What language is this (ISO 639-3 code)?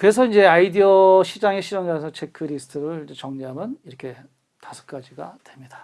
kor